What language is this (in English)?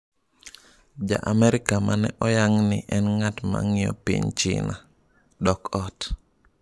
Luo (Kenya and Tanzania)